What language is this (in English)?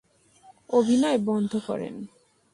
Bangla